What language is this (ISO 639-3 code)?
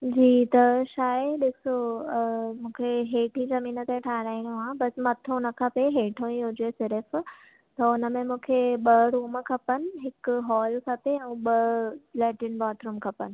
snd